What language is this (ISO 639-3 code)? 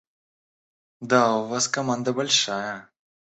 rus